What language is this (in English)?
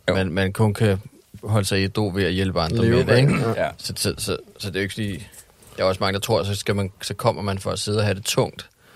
Danish